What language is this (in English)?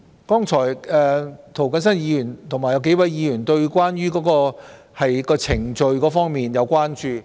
Cantonese